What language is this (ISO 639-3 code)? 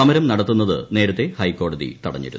mal